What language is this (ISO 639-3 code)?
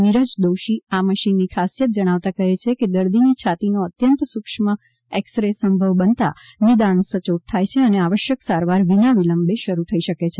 guj